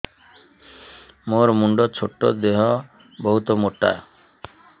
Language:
Odia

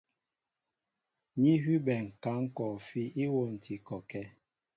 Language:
Mbo (Cameroon)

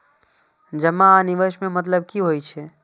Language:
Maithili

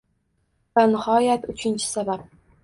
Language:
Uzbek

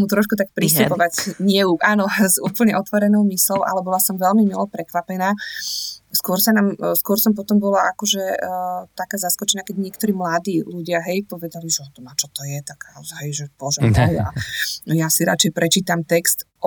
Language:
Slovak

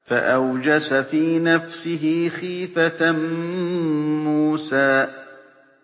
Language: Arabic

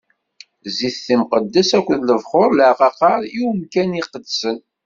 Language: Kabyle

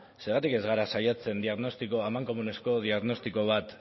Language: Basque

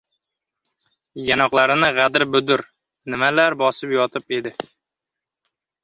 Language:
Uzbek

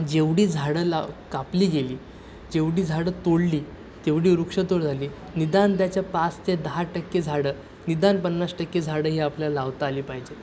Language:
Marathi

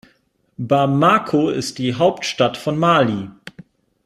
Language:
German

